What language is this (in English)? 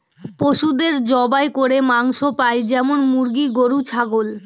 Bangla